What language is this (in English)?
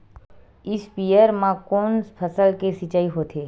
Chhattisgarhi